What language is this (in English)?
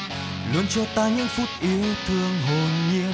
Vietnamese